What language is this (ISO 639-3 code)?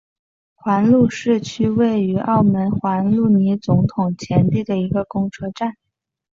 zho